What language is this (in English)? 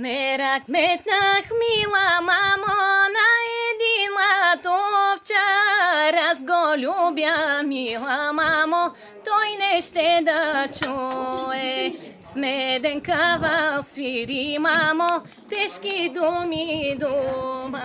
Ukrainian